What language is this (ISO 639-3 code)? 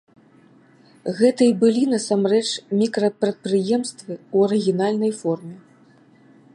bel